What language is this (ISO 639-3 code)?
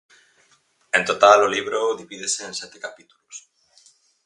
glg